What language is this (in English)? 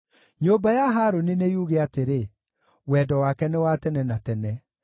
Kikuyu